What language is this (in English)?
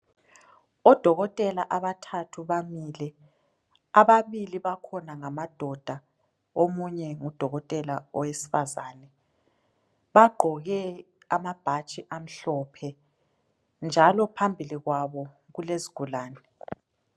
North Ndebele